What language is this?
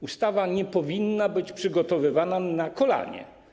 Polish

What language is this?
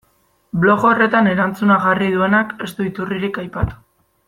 Basque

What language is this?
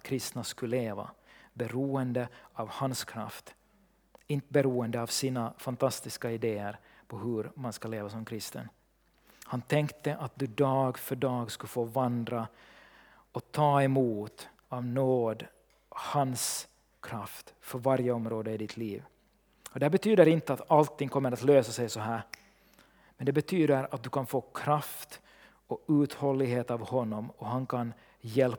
Swedish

